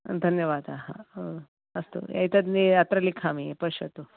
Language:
Sanskrit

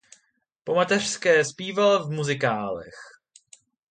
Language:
Czech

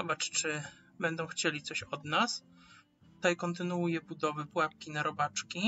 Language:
Polish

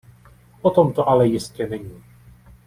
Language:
Czech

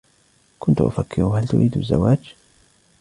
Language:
Arabic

